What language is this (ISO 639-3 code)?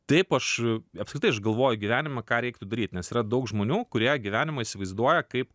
lit